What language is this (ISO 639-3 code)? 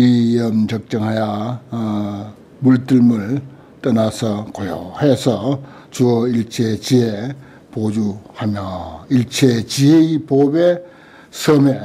kor